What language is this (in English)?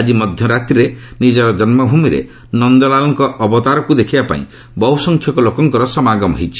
Odia